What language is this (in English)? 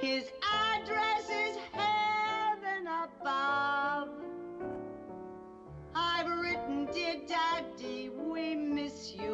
English